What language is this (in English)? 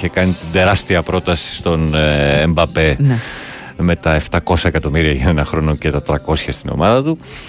Greek